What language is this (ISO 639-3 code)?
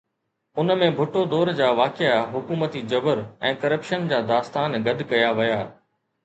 snd